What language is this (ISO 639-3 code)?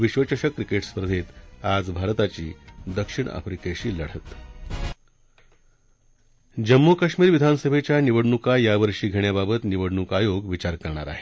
mar